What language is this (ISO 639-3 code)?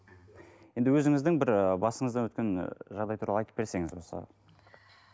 kaz